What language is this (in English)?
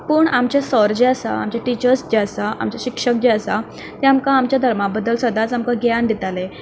Konkani